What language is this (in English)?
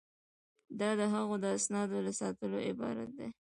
Pashto